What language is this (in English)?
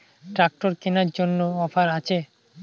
Bangla